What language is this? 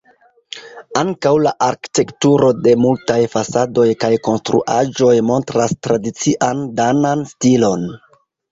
Esperanto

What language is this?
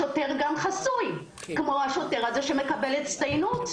Hebrew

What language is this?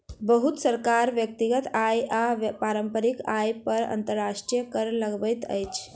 Maithili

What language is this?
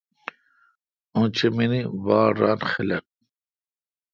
Kalkoti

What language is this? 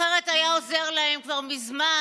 Hebrew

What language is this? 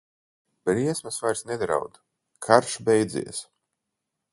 Latvian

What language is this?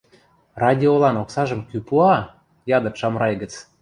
Western Mari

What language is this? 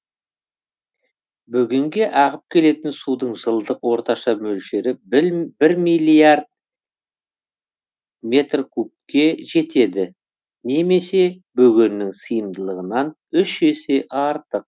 Kazakh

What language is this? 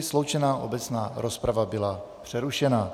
Czech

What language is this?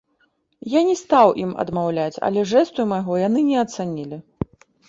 Belarusian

